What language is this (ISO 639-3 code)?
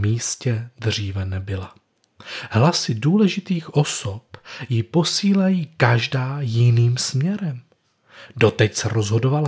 ces